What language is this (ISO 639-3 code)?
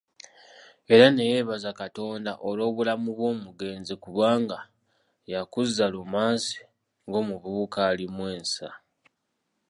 lug